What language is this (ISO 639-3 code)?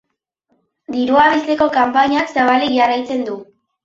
eus